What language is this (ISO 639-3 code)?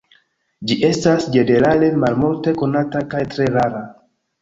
epo